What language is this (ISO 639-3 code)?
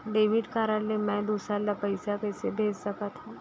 hne